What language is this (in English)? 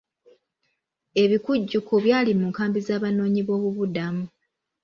Ganda